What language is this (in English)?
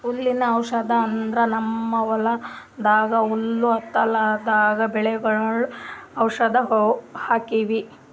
Kannada